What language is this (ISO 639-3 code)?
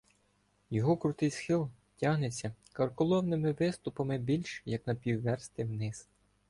ukr